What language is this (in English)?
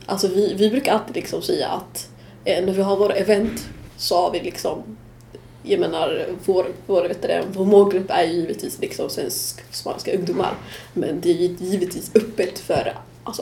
Swedish